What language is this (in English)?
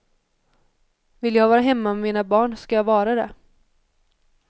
Swedish